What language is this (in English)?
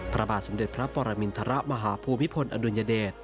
Thai